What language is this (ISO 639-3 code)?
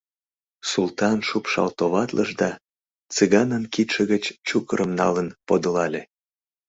chm